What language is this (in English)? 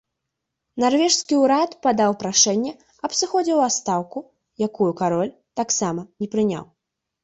Belarusian